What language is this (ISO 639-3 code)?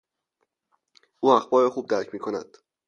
fas